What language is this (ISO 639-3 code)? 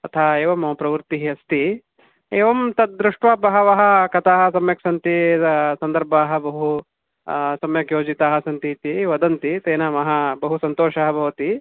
san